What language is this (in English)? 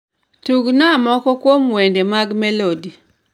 Luo (Kenya and Tanzania)